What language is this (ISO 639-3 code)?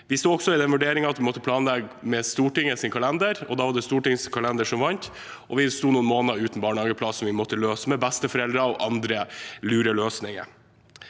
nor